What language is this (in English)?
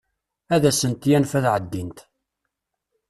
Kabyle